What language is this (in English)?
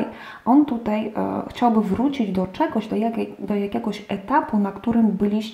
Polish